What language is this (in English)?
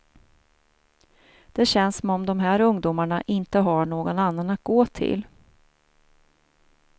Swedish